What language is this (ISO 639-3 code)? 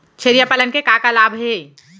hne